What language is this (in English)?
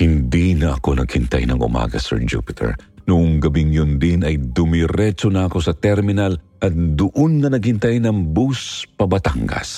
Filipino